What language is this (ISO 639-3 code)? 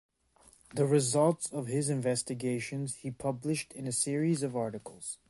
eng